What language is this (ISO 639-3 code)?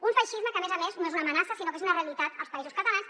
cat